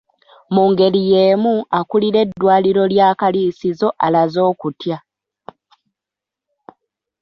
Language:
Ganda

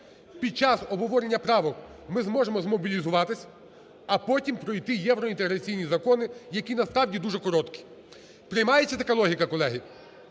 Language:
Ukrainian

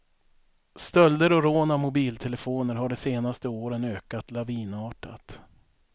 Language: Swedish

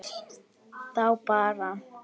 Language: Icelandic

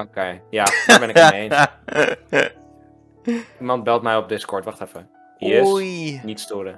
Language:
Dutch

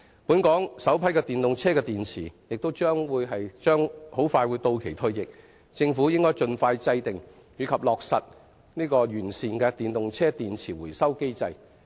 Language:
Cantonese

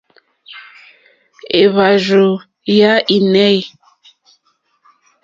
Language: Mokpwe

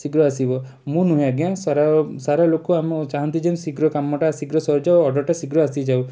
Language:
Odia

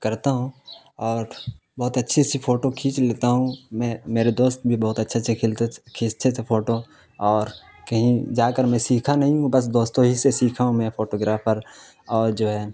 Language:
Urdu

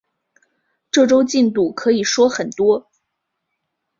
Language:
Chinese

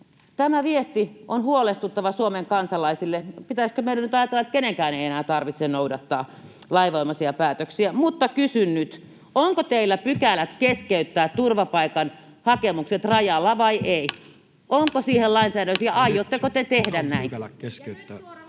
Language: Finnish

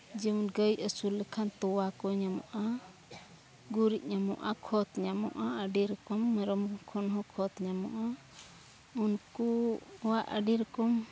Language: Santali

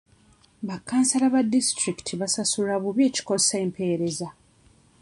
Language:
Ganda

